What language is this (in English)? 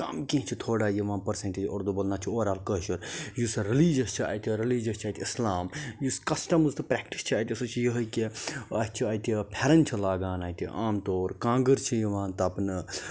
Kashmiri